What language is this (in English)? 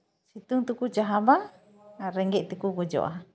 Santali